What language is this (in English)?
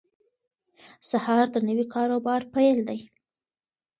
Pashto